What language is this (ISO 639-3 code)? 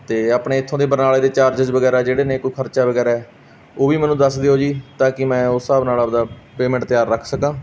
pan